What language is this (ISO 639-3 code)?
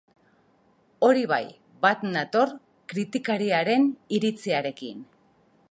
eus